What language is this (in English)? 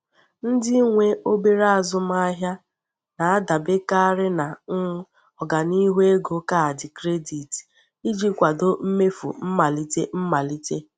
Igbo